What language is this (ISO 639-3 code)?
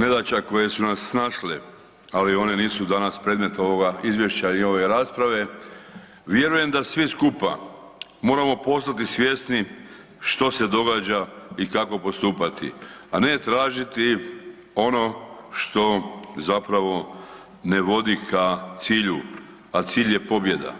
hrv